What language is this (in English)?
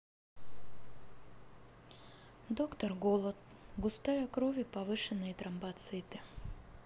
Russian